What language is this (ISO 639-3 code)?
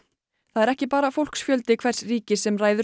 isl